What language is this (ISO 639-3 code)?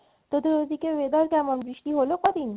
ben